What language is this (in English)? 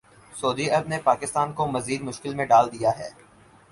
Urdu